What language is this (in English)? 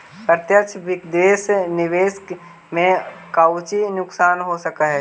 Magahi